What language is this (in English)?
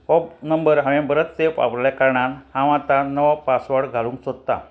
Konkani